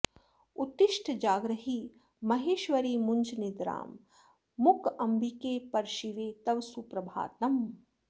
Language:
Sanskrit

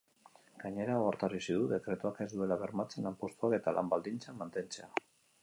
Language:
Basque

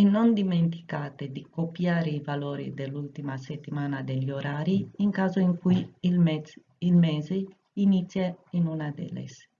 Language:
Italian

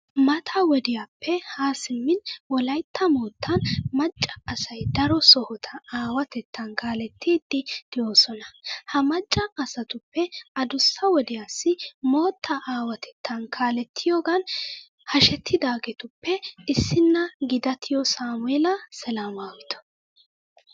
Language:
Wolaytta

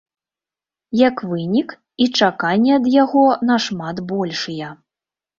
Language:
Belarusian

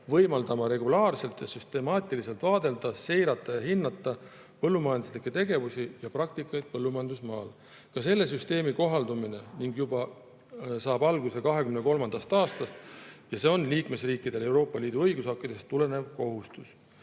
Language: Estonian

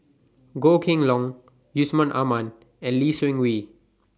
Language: English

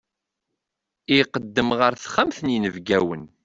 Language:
Kabyle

